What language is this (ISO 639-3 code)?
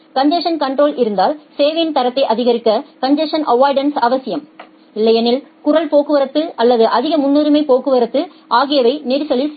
tam